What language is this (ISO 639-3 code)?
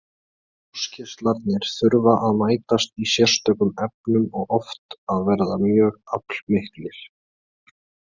isl